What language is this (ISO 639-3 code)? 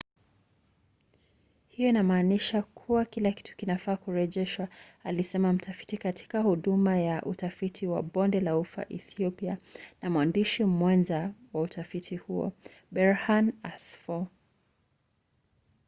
swa